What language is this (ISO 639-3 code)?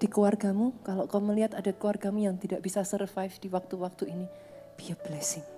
ind